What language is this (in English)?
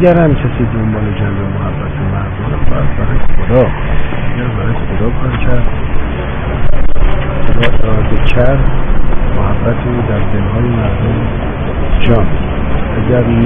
Persian